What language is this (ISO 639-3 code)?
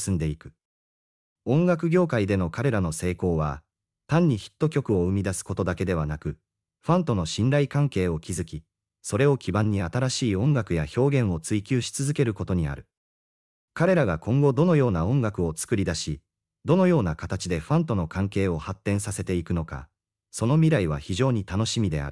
jpn